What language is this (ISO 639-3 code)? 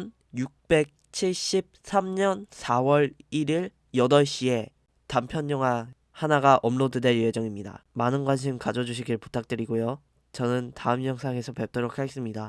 kor